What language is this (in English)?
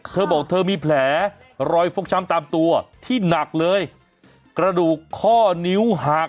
Thai